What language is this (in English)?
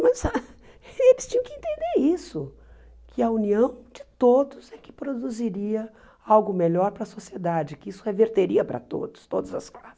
Portuguese